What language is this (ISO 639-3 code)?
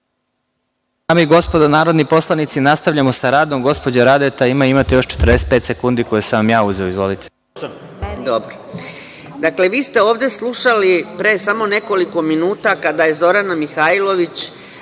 srp